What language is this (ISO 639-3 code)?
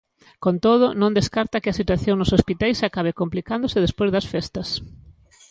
glg